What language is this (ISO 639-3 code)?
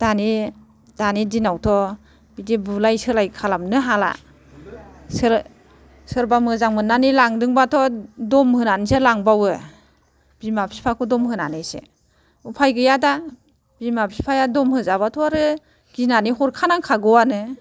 brx